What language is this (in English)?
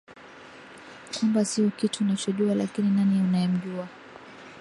Swahili